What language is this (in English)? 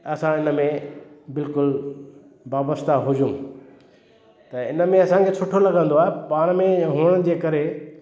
Sindhi